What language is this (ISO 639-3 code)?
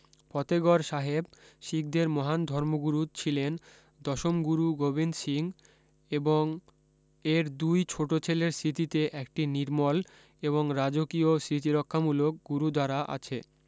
ben